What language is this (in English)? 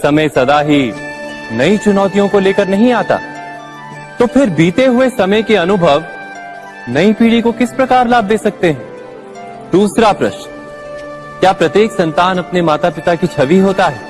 Hindi